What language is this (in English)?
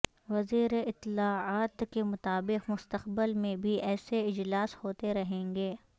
Urdu